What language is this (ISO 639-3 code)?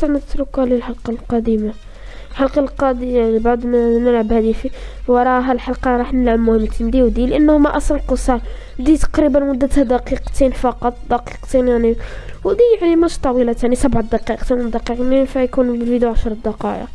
ara